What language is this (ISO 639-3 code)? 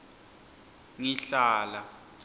ssw